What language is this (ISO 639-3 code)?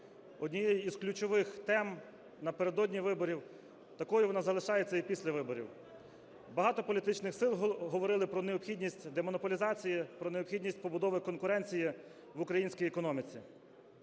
ukr